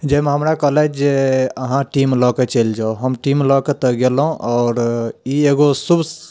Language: Maithili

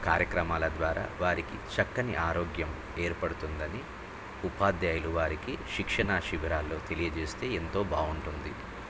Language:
Telugu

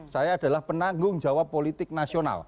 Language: Indonesian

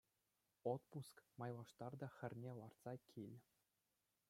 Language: Chuvash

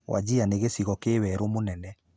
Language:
Kikuyu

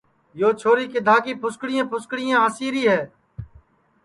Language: Sansi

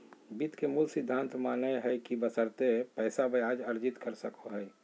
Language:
Magahi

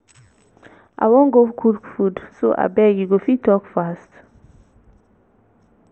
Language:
Nigerian Pidgin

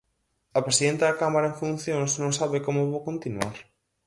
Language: Galician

